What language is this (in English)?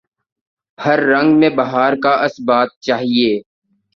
Urdu